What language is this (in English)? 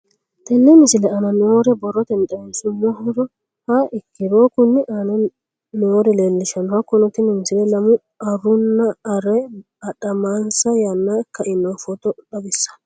Sidamo